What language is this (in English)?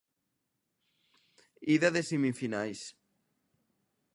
Galician